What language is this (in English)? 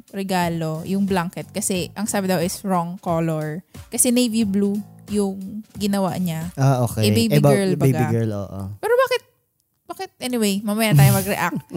Filipino